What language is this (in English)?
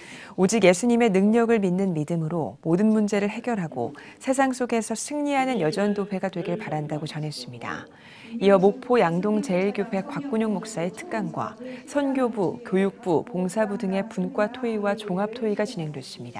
Korean